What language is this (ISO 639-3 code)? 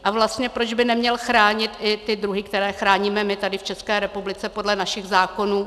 ces